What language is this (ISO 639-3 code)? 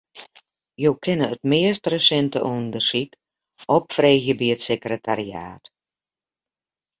fry